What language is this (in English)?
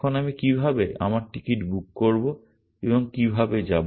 Bangla